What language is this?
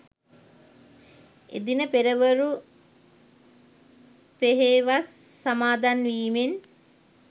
Sinhala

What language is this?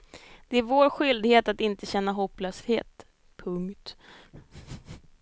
Swedish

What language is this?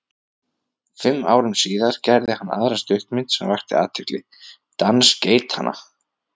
Icelandic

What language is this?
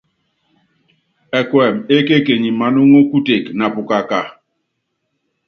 Yangben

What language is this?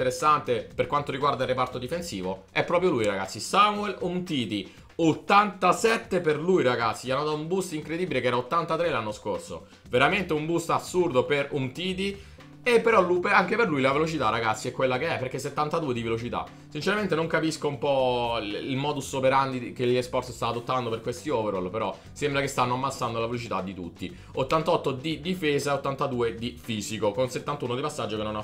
Italian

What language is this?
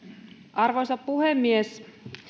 Finnish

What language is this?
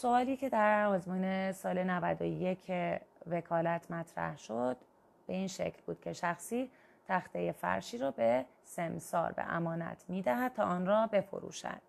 Persian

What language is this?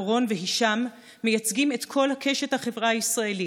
Hebrew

